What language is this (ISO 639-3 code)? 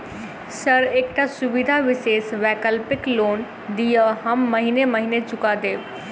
mai